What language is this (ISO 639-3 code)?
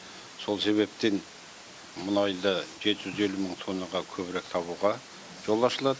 kaz